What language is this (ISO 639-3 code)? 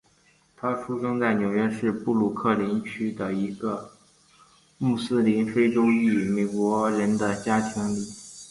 zho